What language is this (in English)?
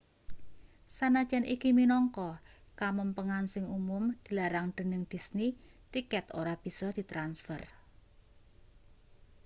Javanese